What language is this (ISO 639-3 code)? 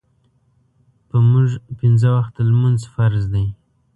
pus